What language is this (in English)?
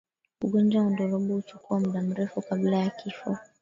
Swahili